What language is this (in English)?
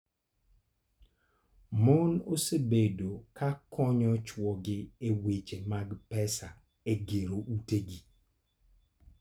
Luo (Kenya and Tanzania)